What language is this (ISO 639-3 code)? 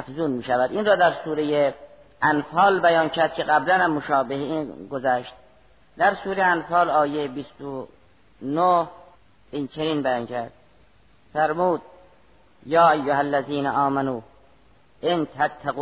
fas